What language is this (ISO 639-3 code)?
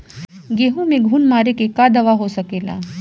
bho